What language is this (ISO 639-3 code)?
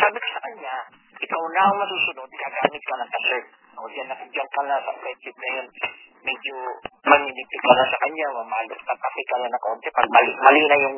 fil